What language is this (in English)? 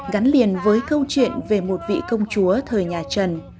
Vietnamese